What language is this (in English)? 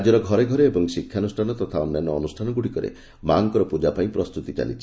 Odia